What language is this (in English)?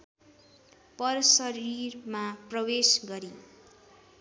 Nepali